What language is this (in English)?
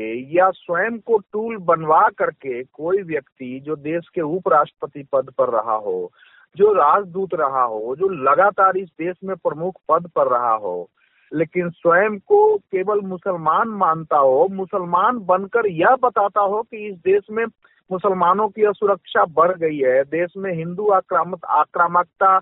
Hindi